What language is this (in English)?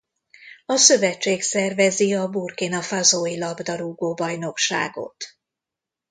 Hungarian